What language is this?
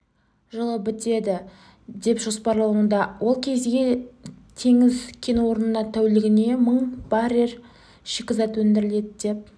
Kazakh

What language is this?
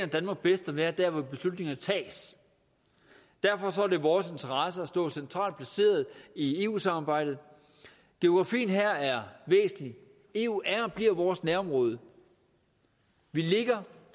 Danish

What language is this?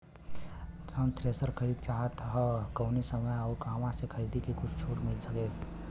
Bhojpuri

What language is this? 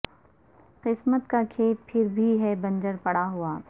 Urdu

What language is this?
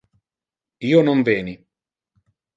Interlingua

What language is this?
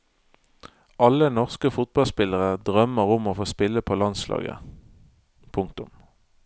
Norwegian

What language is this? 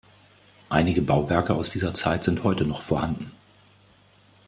German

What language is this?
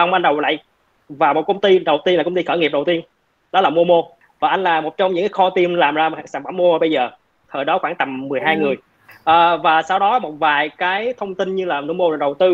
Vietnamese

